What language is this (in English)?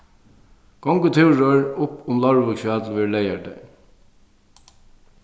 Faroese